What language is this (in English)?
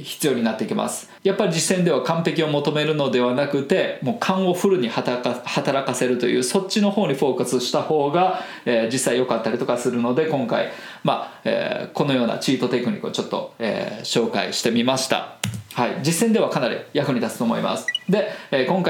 Japanese